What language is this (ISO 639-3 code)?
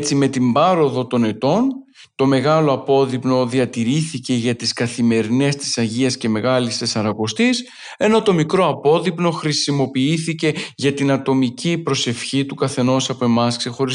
ell